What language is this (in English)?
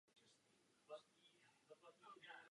Czech